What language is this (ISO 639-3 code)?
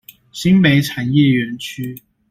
zho